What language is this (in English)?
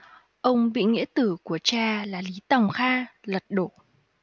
Vietnamese